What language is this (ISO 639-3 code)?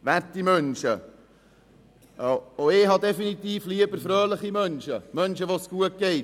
gsw